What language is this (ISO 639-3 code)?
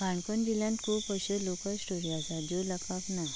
kok